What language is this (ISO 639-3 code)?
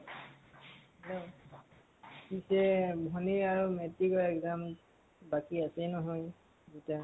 asm